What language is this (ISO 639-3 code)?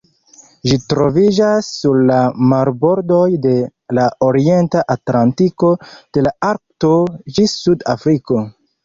epo